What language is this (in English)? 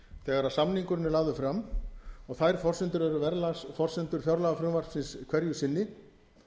Icelandic